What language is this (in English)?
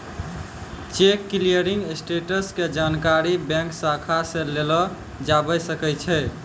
Maithili